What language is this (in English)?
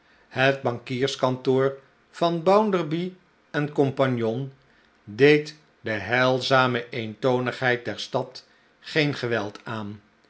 Dutch